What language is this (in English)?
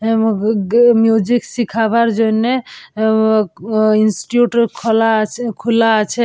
Bangla